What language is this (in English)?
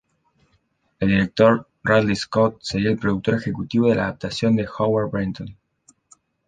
Spanish